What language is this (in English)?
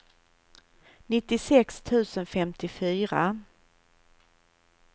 Swedish